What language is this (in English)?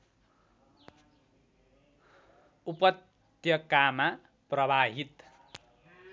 Nepali